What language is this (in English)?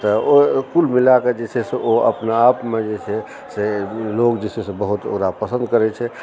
Maithili